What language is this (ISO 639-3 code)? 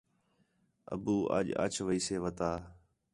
xhe